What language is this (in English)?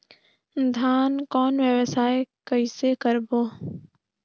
Chhattisgarhi